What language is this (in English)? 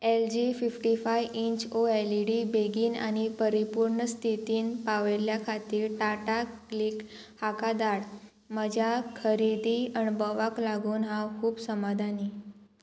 Konkani